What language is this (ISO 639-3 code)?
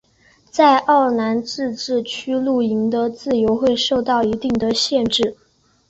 zho